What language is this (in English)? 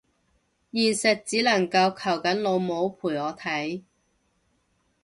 Cantonese